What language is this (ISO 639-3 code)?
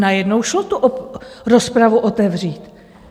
ces